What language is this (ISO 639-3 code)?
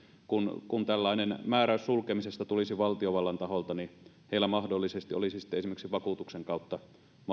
fin